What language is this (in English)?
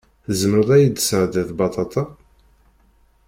Kabyle